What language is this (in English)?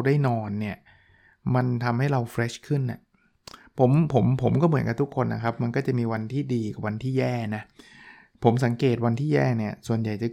Thai